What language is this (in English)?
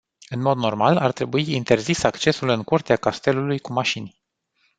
Romanian